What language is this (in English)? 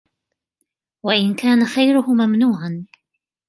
Arabic